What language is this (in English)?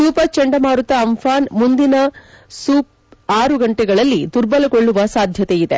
Kannada